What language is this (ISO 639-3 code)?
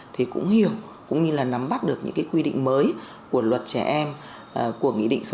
vie